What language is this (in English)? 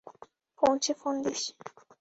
Bangla